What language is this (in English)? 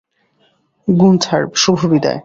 Bangla